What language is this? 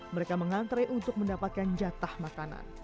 Indonesian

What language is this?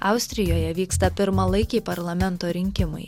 Lithuanian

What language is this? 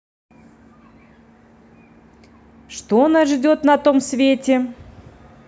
Russian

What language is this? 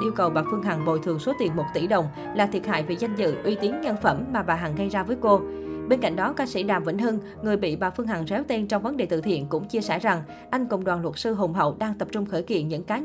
Vietnamese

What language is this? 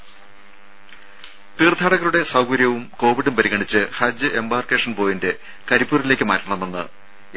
Malayalam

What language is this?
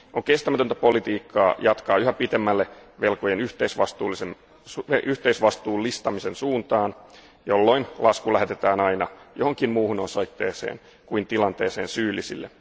Finnish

